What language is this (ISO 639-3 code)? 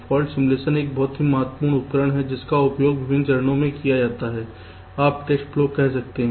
hin